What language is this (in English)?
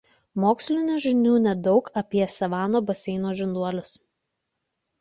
Lithuanian